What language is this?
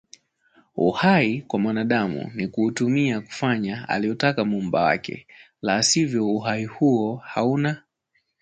Swahili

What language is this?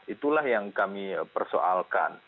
Indonesian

